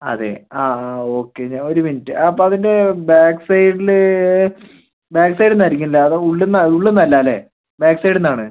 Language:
Malayalam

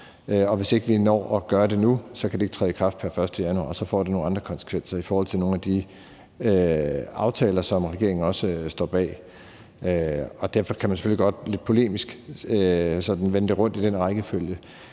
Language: Danish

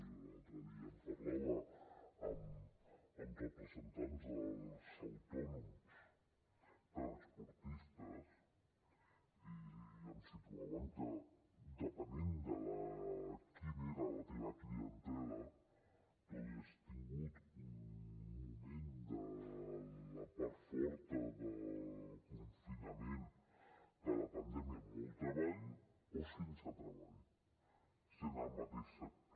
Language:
Catalan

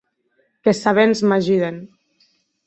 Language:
Occitan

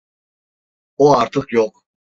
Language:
Turkish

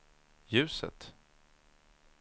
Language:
Swedish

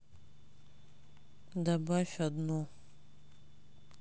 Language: Russian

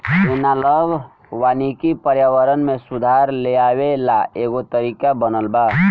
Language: Bhojpuri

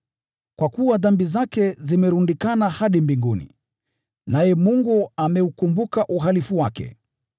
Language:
Swahili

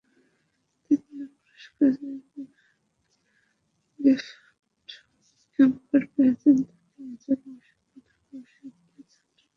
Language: Bangla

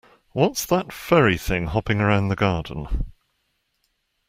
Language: English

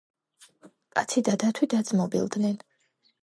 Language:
Georgian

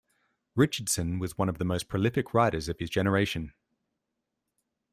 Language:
English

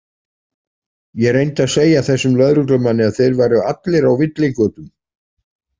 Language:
Icelandic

